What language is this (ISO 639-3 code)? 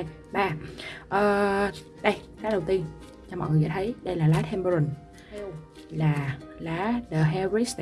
vie